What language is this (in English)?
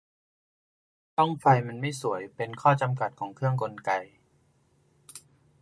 Thai